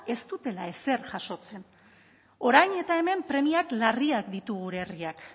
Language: Basque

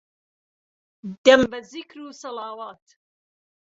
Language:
Central Kurdish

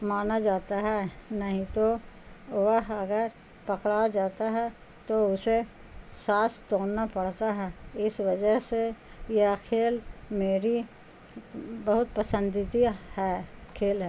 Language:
Urdu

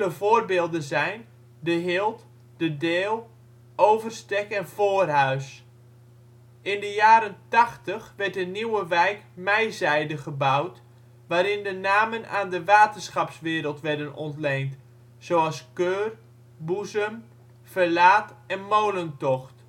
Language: Dutch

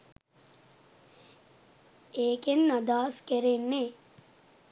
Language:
Sinhala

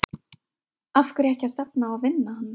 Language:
Icelandic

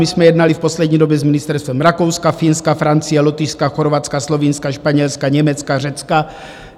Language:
Czech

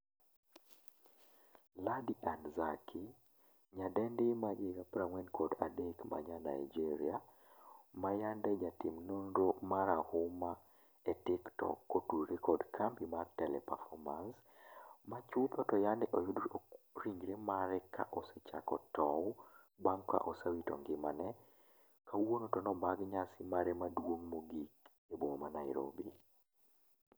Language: Luo (Kenya and Tanzania)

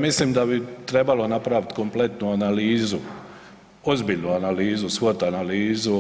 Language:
Croatian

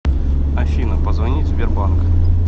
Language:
Russian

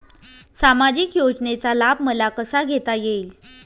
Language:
Marathi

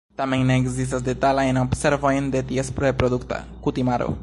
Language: Esperanto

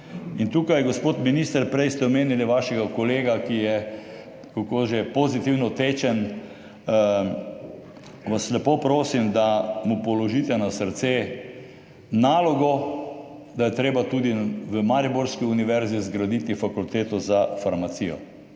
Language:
Slovenian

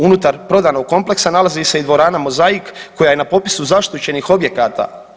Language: Croatian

